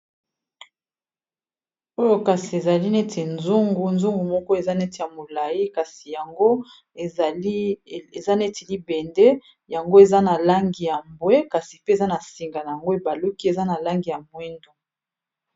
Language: Lingala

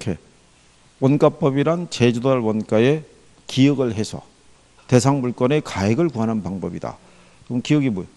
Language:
Korean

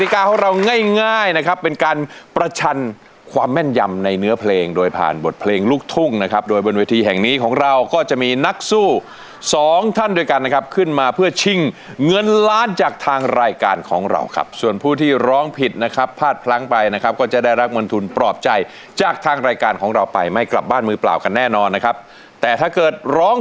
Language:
Thai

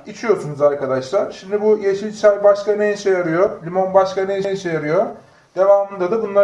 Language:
Turkish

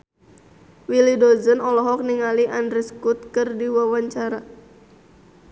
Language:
Sundanese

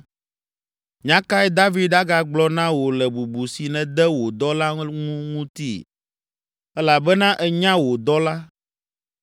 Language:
Ewe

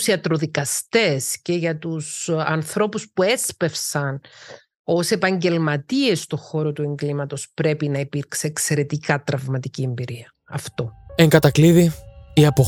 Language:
Greek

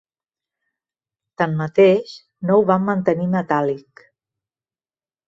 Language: Catalan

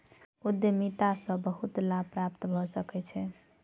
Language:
Maithili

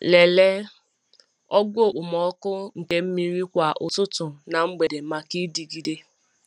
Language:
Igbo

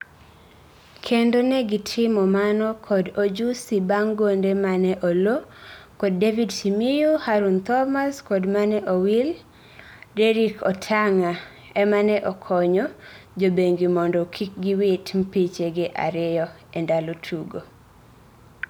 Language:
Luo (Kenya and Tanzania)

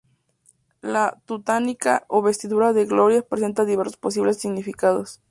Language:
Spanish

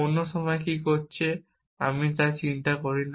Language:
Bangla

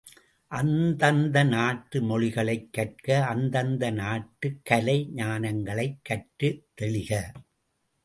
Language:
Tamil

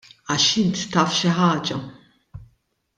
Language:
Maltese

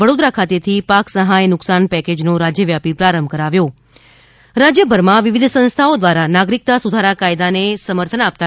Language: Gujarati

